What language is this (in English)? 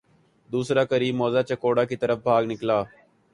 Urdu